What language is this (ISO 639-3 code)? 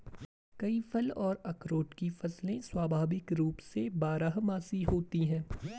hin